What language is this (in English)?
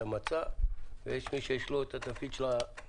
Hebrew